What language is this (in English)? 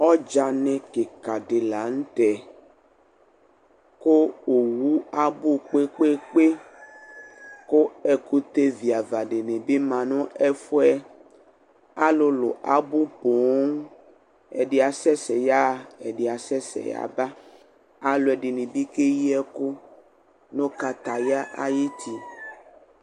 Ikposo